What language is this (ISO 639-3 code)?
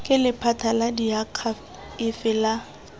tsn